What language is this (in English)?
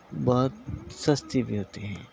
Urdu